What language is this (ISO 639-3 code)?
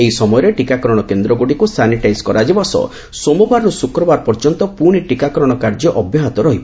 ori